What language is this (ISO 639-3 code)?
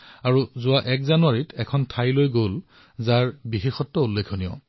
asm